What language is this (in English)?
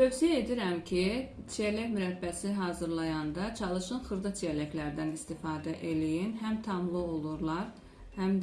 Turkish